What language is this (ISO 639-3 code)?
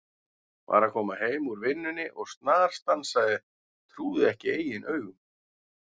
isl